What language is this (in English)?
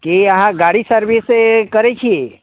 Maithili